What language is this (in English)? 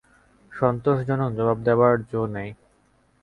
Bangla